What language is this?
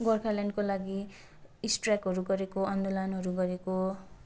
Nepali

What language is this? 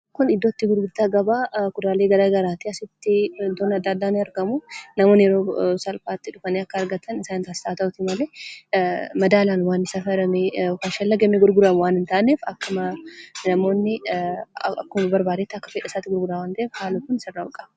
Oromo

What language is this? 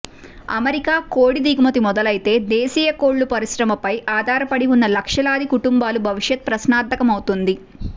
Telugu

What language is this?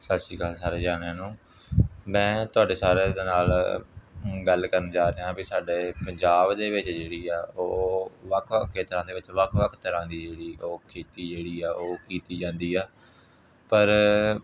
Punjabi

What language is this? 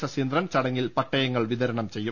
Malayalam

